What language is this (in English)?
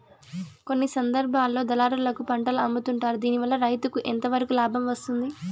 Telugu